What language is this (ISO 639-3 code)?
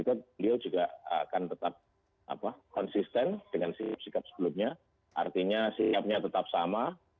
ind